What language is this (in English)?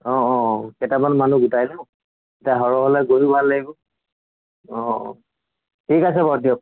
Assamese